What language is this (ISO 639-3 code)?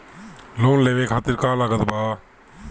bho